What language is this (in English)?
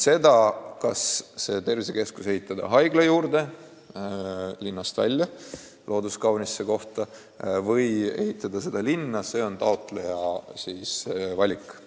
Estonian